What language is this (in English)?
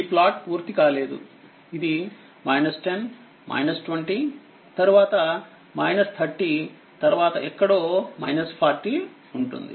Telugu